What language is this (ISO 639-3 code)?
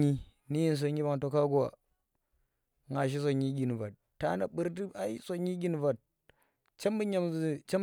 ttr